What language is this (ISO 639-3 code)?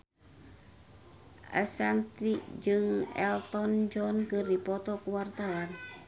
sun